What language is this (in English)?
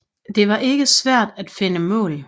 Danish